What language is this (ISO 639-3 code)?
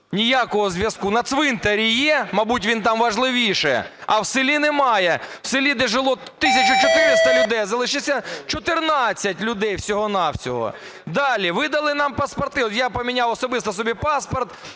ukr